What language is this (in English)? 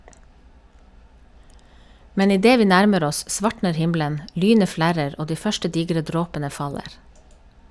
Norwegian